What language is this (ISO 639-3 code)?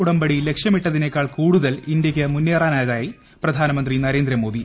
mal